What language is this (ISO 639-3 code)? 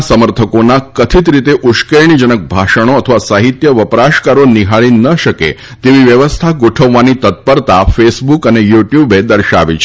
guj